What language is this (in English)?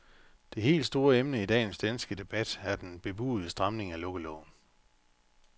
Danish